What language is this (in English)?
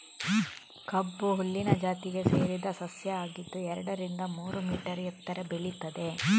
Kannada